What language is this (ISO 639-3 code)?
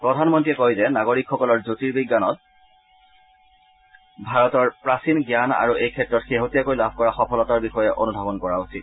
asm